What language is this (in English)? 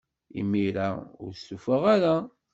Kabyle